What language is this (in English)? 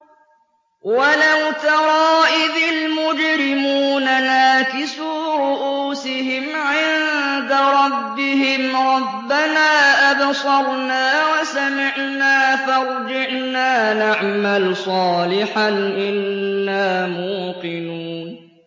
Arabic